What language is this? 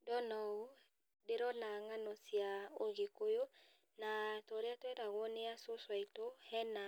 Kikuyu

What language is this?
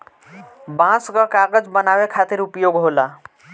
Bhojpuri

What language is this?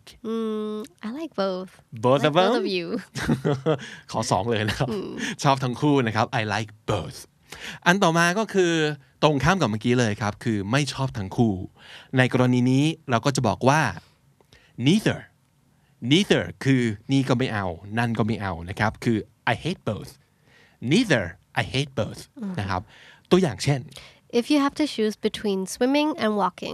Thai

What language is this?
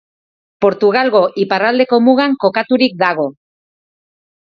Basque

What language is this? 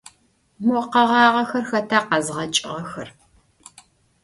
Adyghe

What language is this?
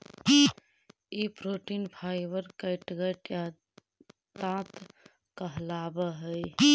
Magahi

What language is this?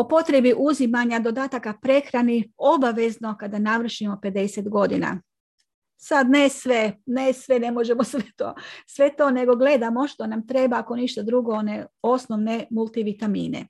Croatian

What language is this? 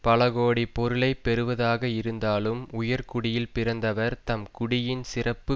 Tamil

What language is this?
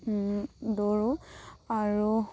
Assamese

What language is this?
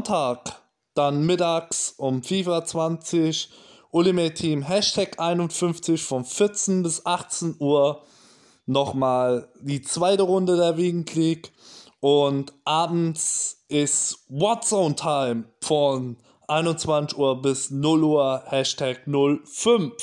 German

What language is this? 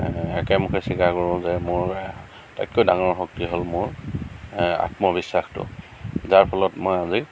Assamese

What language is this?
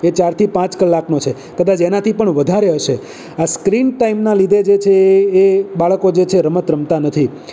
Gujarati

